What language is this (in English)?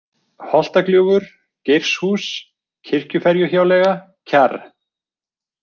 Icelandic